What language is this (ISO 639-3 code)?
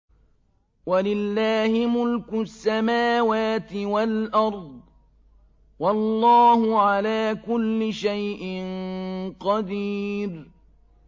ara